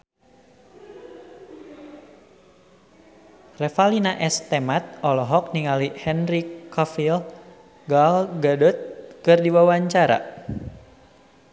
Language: Sundanese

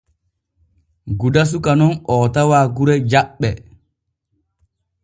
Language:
Borgu Fulfulde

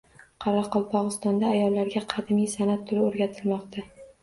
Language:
Uzbek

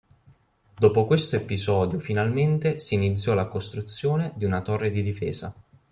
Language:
Italian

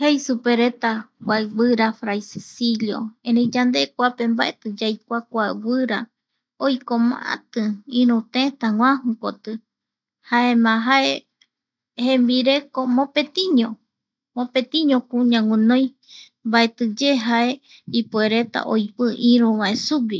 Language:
Eastern Bolivian Guaraní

